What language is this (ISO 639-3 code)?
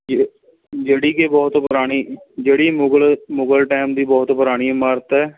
pan